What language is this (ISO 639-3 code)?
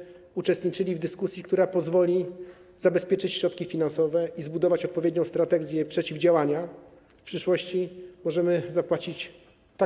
pol